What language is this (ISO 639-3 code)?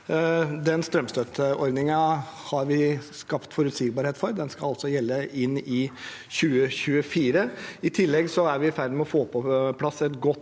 nor